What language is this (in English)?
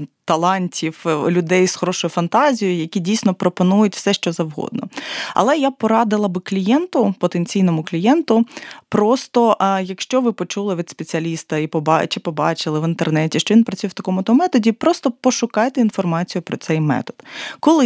Ukrainian